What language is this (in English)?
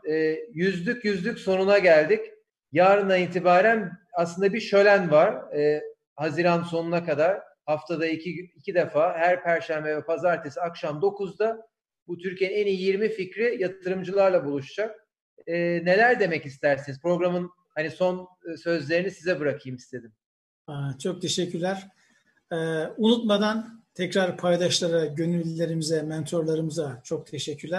Turkish